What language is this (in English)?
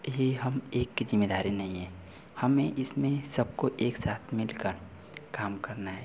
Hindi